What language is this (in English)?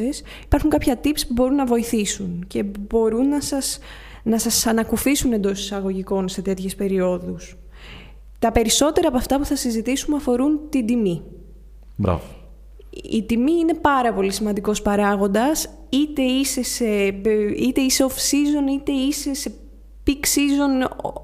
Greek